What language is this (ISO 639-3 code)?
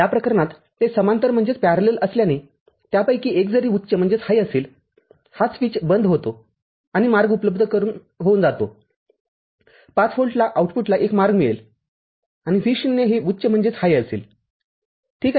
mar